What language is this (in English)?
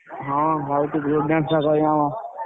Odia